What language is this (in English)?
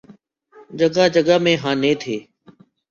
Urdu